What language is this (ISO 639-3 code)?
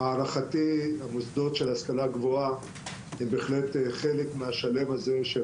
heb